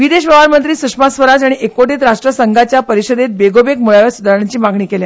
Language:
Konkani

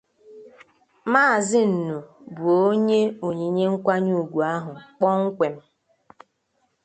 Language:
Igbo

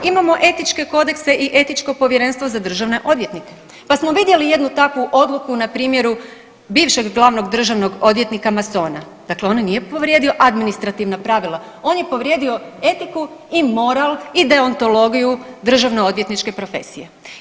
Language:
Croatian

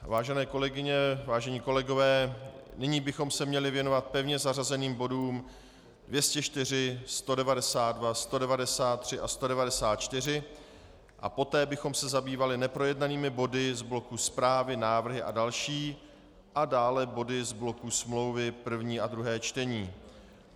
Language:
Czech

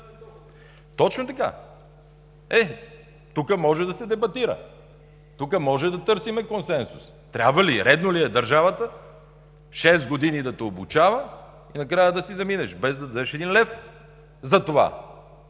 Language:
Bulgarian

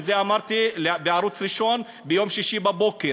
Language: Hebrew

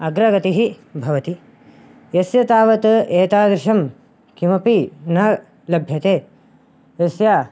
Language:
Sanskrit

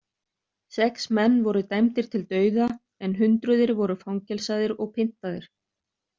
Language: Icelandic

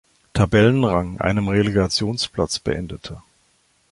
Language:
German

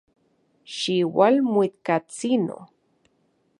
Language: Central Puebla Nahuatl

